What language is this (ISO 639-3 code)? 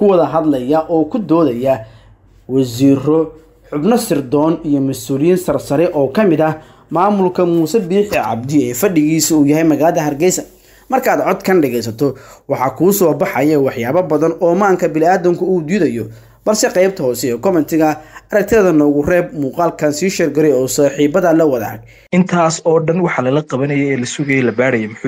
ara